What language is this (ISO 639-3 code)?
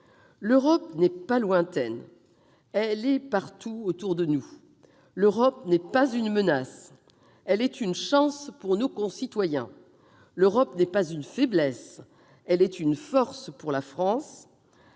fra